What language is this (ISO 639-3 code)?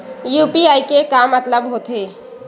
hne